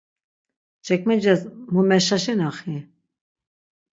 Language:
Laz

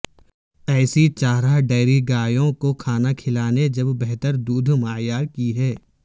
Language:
Urdu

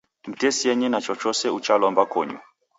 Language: Taita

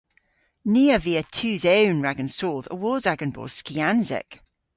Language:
Cornish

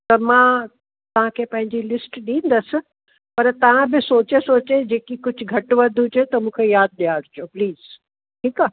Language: Sindhi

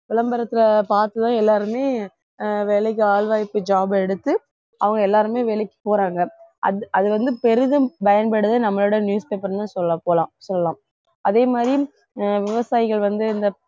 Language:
Tamil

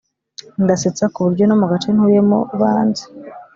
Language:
Kinyarwanda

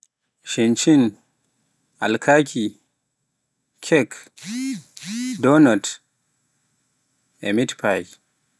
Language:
Pular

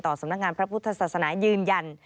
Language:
Thai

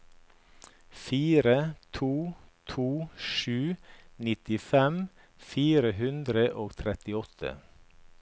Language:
Norwegian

